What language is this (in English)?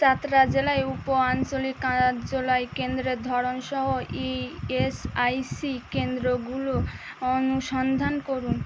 Bangla